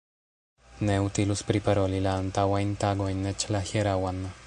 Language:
Esperanto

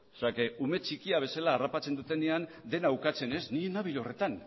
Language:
Basque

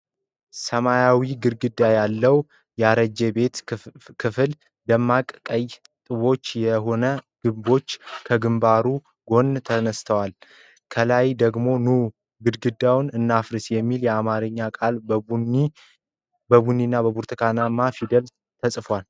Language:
Amharic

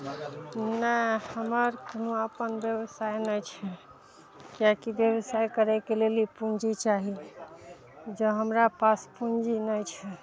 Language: Maithili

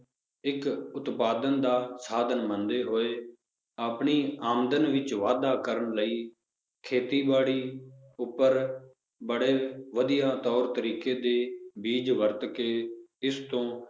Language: Punjabi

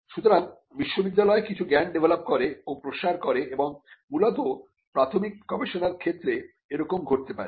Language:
Bangla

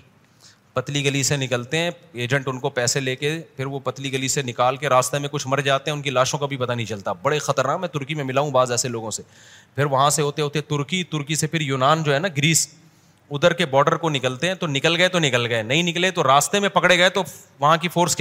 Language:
Urdu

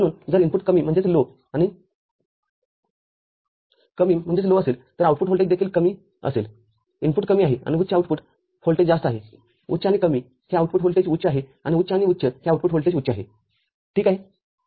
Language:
Marathi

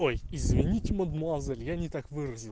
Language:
Russian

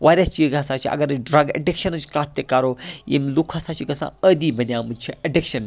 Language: Kashmiri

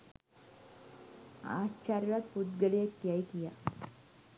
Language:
Sinhala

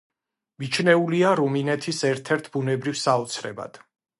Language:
Georgian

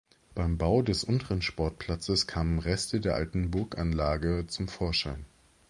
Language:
German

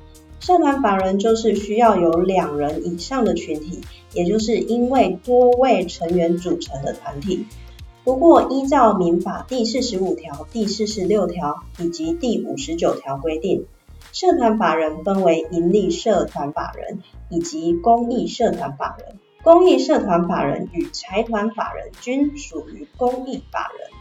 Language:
Chinese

